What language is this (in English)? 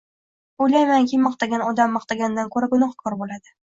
Uzbek